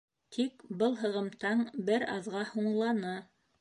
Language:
Bashkir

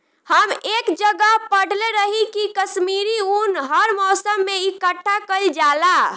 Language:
Bhojpuri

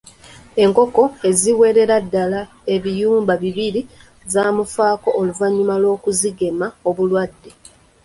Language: Ganda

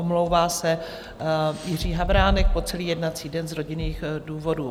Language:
Czech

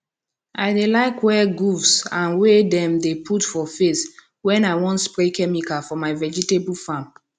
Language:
Nigerian Pidgin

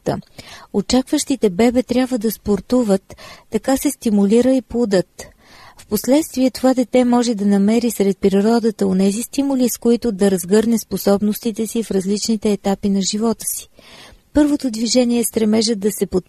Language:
Bulgarian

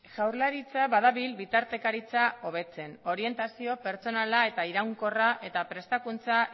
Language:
Basque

